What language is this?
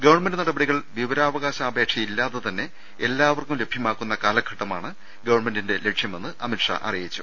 Malayalam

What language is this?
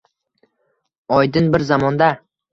Uzbek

